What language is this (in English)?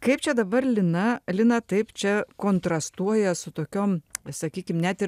Lithuanian